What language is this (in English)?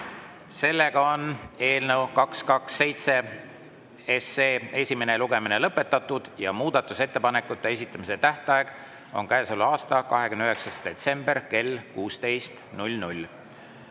Estonian